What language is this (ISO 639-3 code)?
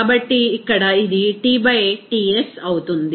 tel